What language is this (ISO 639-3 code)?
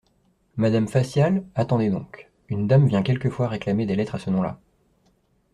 fra